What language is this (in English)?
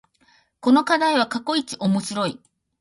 Japanese